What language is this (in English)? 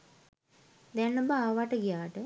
Sinhala